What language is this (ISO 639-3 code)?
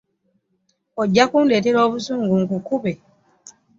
lug